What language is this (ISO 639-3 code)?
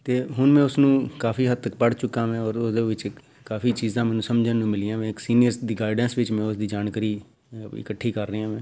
pan